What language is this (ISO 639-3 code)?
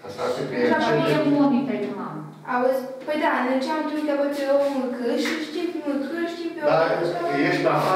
ron